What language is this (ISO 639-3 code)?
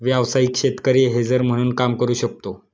mar